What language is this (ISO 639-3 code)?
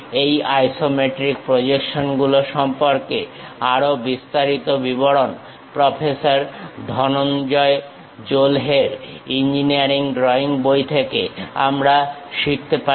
ben